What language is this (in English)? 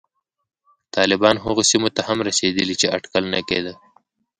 Pashto